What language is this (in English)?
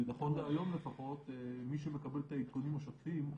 Hebrew